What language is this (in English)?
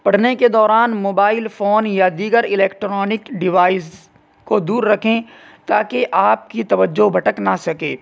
Urdu